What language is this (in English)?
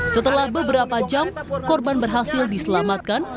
Indonesian